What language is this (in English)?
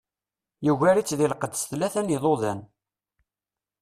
Kabyle